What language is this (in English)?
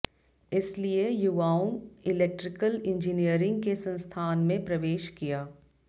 Hindi